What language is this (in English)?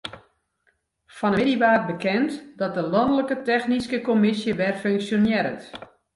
Western Frisian